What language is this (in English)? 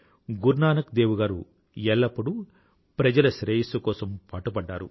Telugu